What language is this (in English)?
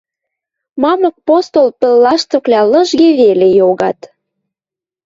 Western Mari